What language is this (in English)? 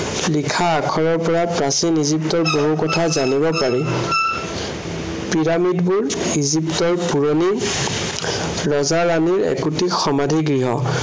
Assamese